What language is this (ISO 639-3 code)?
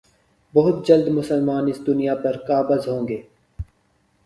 urd